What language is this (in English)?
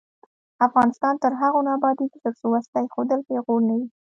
Pashto